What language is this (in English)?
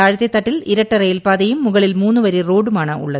Malayalam